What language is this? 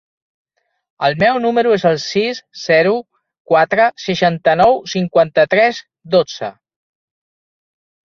Catalan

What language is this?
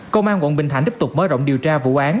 Vietnamese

